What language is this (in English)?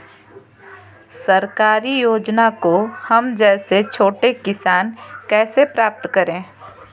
Magahi